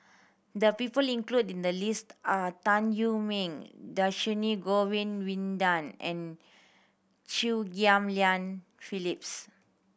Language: English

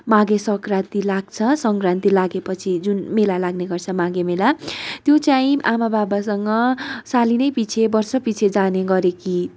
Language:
Nepali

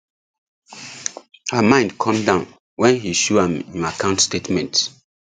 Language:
Nigerian Pidgin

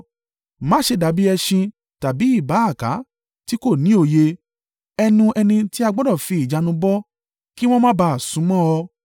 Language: Yoruba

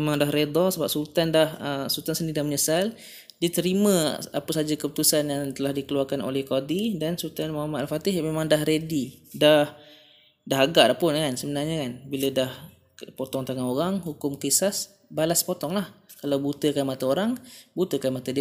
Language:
Malay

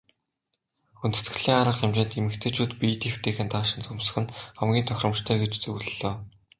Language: Mongolian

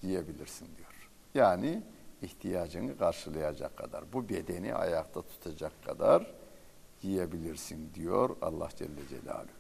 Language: Turkish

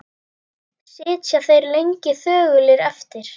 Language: Icelandic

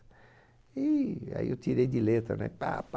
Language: Portuguese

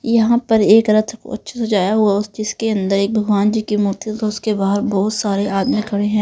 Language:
Hindi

